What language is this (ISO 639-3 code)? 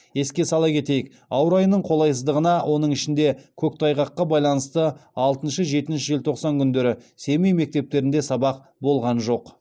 kaz